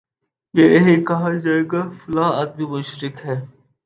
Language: Urdu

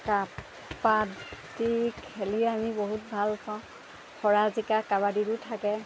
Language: Assamese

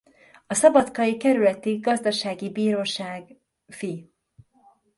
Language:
Hungarian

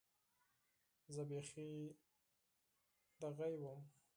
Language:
Pashto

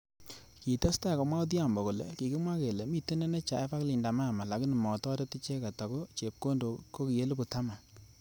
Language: Kalenjin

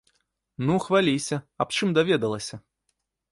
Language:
Belarusian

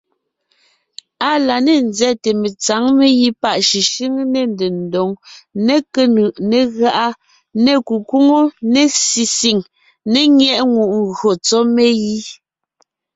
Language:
Ngiemboon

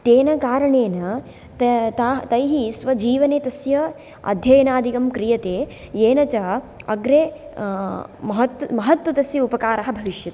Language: Sanskrit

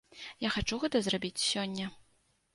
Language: Belarusian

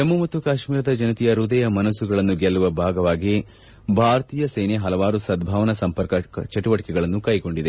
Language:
Kannada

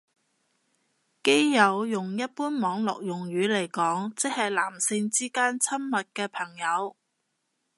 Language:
Cantonese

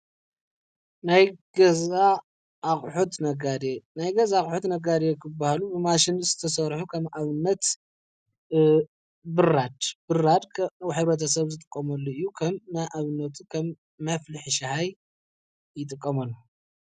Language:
Tigrinya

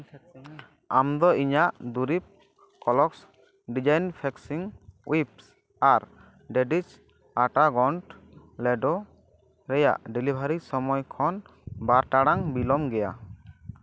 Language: Santali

